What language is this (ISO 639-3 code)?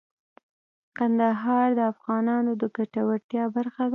pus